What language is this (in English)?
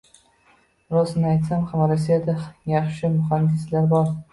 Uzbek